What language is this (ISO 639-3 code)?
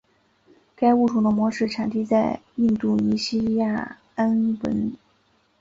zho